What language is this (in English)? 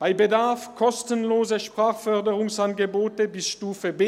Swiss German